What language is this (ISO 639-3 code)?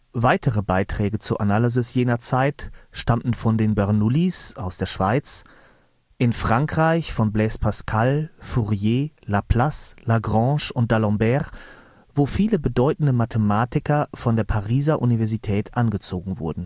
deu